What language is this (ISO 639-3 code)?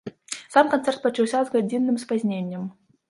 bel